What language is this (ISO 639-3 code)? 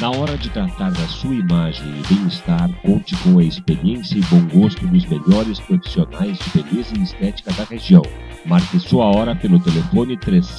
por